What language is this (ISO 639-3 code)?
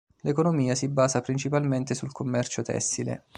ita